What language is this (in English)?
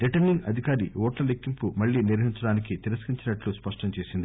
Telugu